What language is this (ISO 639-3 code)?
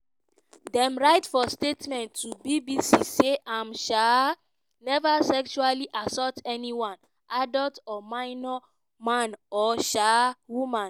pcm